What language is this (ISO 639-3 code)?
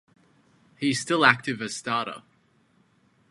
eng